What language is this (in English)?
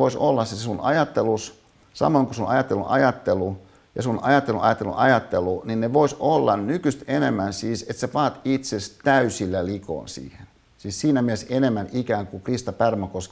Finnish